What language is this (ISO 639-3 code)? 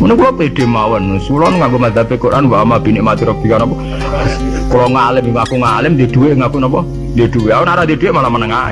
ind